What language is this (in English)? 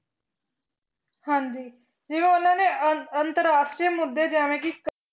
Punjabi